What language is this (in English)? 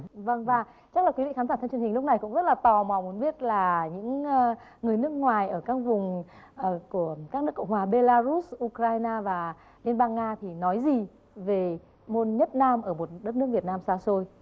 Vietnamese